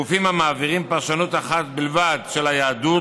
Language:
Hebrew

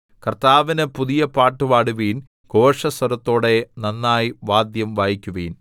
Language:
Malayalam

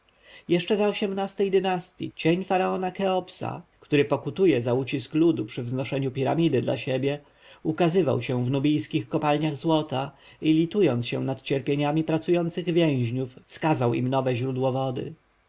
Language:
Polish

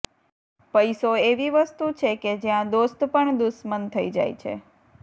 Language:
Gujarati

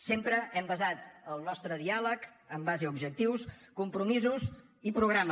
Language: Catalan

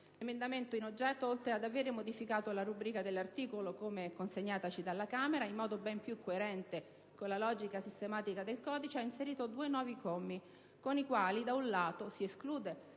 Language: Italian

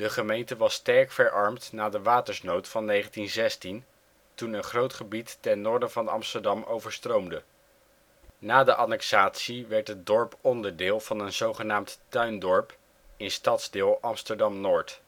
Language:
Dutch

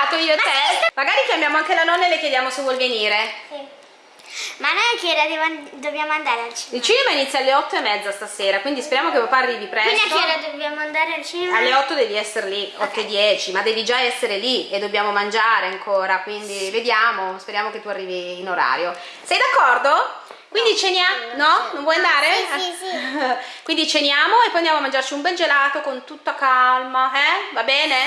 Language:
Italian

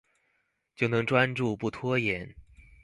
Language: Chinese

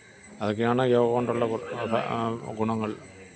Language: Malayalam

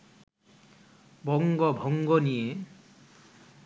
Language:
Bangla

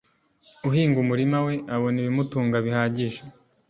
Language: Kinyarwanda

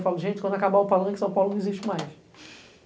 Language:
Portuguese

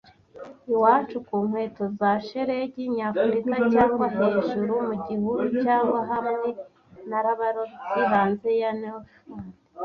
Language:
Kinyarwanda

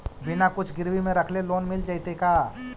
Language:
Magahi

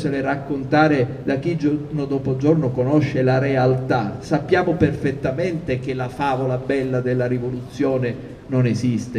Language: Italian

